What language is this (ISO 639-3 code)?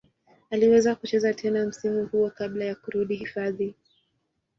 swa